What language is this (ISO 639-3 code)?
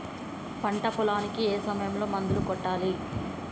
tel